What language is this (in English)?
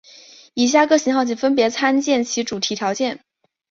Chinese